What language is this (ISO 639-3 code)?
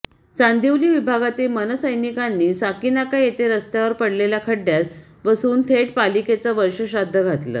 mar